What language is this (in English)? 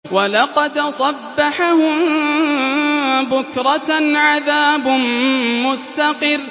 Arabic